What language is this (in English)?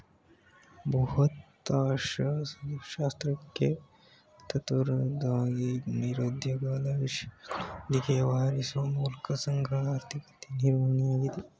Kannada